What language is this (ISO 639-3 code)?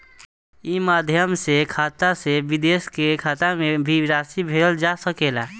bho